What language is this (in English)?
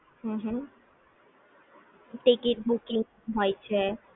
Gujarati